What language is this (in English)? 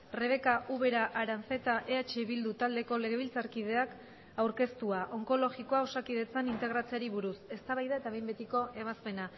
Basque